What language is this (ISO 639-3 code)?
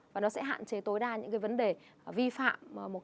vie